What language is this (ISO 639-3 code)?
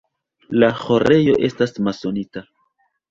epo